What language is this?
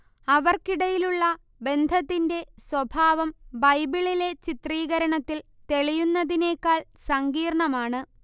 Malayalam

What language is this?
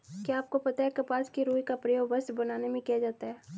Hindi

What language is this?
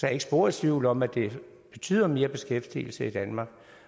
Danish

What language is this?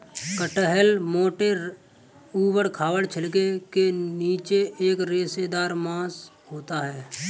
Hindi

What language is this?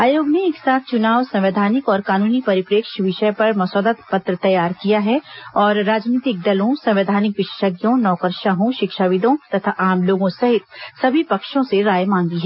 Hindi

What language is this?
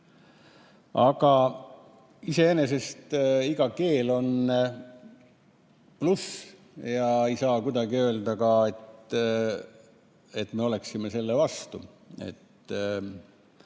Estonian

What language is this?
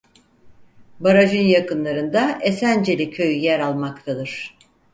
Turkish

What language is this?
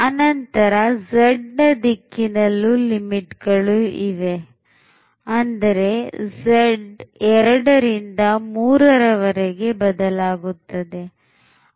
Kannada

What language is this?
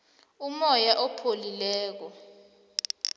South Ndebele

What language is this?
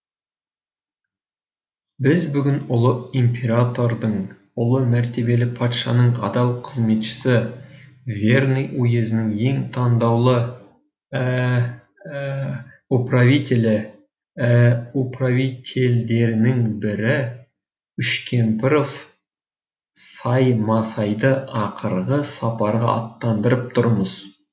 Kazakh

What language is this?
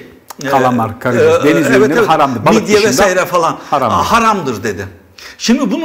Turkish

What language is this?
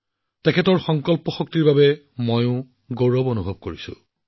Assamese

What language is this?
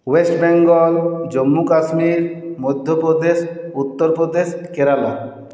Bangla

